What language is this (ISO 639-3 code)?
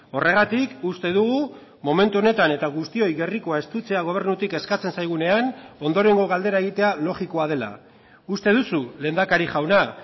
eus